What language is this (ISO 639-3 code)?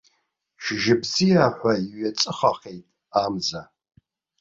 abk